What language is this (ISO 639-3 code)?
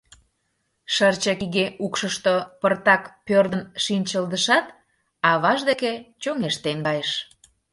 chm